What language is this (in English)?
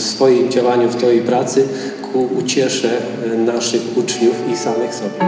Polish